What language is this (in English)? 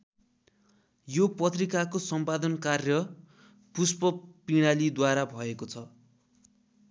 Nepali